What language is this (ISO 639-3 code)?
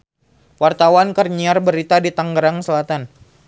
sun